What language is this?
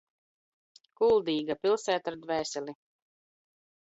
Latvian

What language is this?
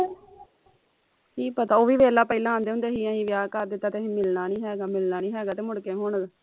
Punjabi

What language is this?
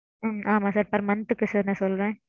Tamil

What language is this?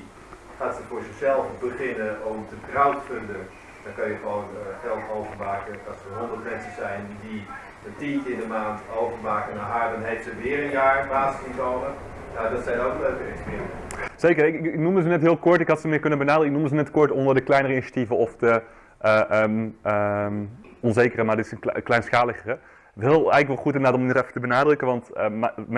Dutch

